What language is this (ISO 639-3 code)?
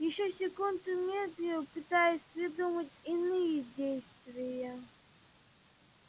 rus